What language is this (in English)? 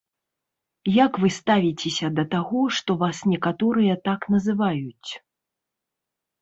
Belarusian